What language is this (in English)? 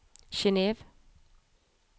Norwegian